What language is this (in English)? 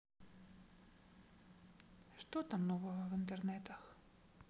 Russian